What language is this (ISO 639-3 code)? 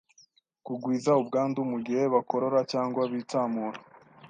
kin